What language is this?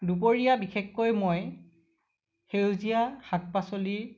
Assamese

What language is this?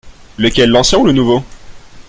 French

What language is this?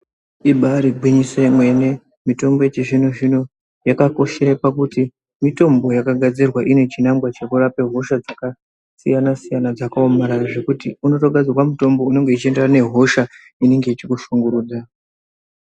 Ndau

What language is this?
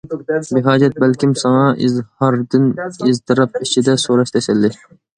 Uyghur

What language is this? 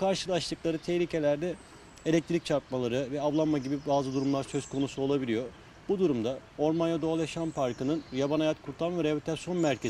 Turkish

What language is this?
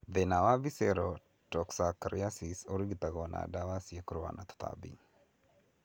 Kikuyu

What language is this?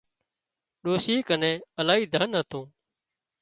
Wadiyara Koli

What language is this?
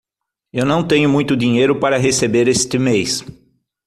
Portuguese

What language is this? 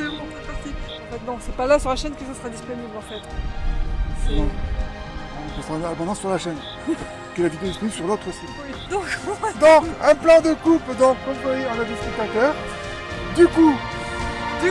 French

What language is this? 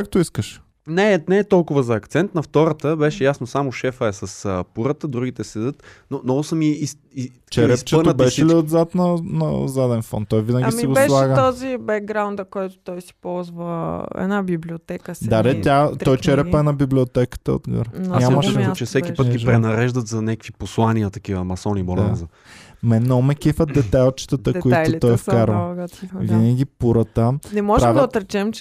Bulgarian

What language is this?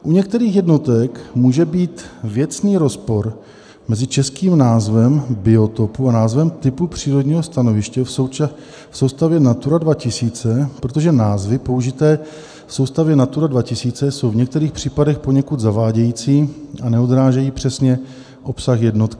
Czech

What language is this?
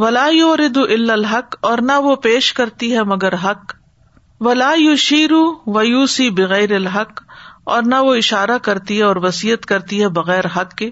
Urdu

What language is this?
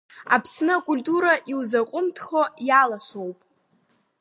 Abkhazian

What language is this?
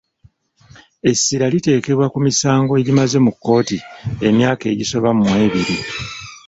Ganda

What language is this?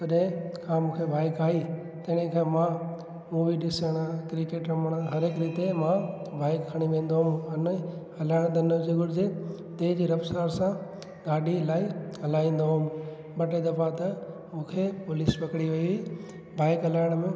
Sindhi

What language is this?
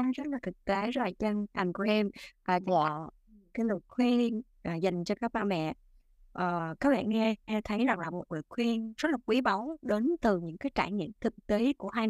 Vietnamese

